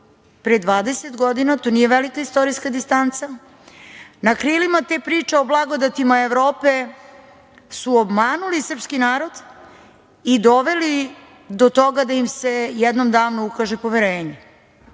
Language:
Serbian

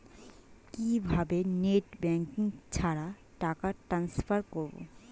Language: Bangla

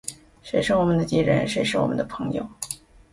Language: Chinese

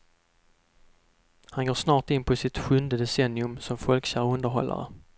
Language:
Swedish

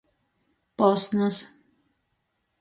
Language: Latgalian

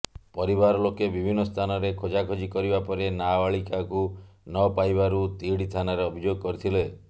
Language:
Odia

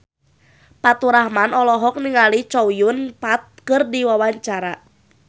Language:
Sundanese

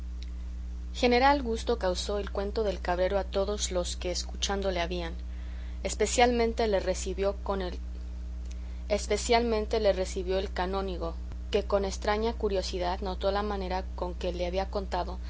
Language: Spanish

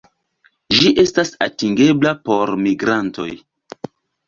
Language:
Esperanto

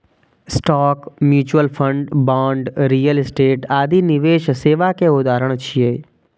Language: Maithili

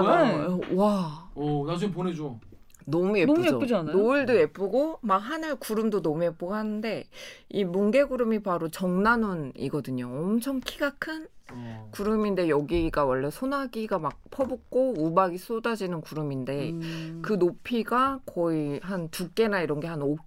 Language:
Korean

